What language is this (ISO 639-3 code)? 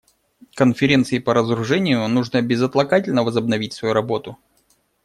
rus